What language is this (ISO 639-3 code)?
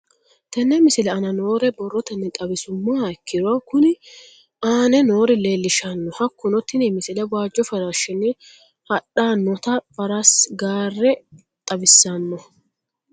sid